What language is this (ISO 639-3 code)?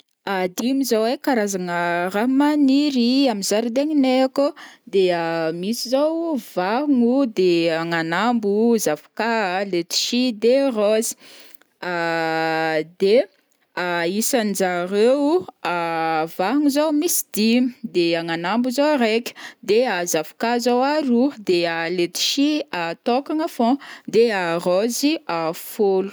bmm